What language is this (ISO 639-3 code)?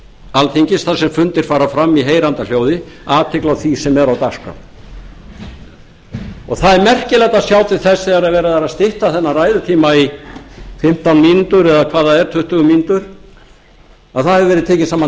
isl